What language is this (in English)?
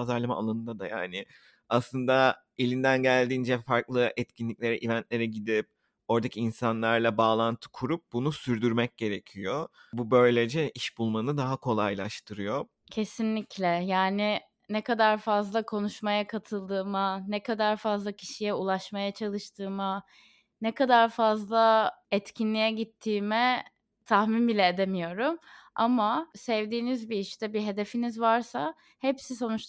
Turkish